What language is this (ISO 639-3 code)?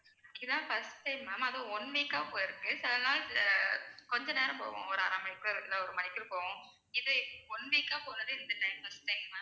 tam